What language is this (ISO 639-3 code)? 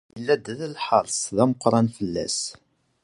kab